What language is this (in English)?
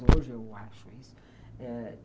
Portuguese